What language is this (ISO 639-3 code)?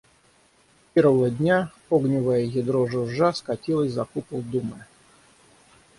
rus